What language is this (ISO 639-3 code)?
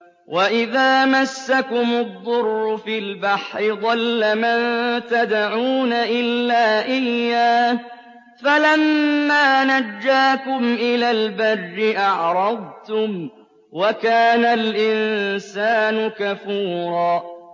ara